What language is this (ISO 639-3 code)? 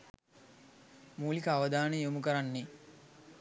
sin